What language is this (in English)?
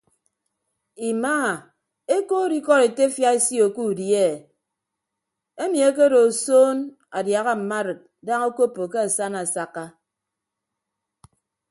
Ibibio